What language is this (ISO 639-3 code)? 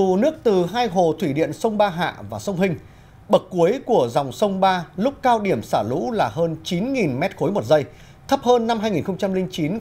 vie